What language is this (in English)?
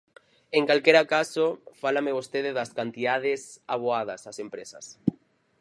Galician